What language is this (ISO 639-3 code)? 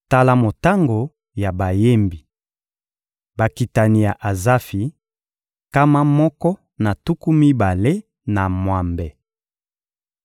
lin